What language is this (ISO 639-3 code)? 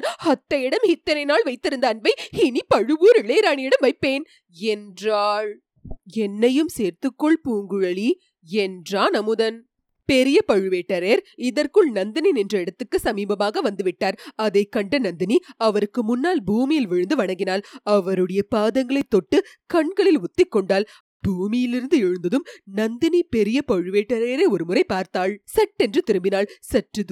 tam